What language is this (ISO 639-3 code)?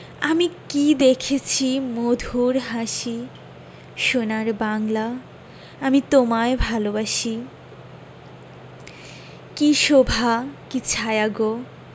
ben